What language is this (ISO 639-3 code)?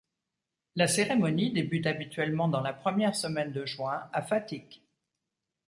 fra